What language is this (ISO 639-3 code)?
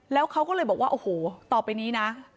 tha